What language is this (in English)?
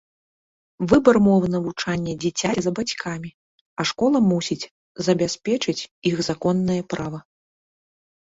Belarusian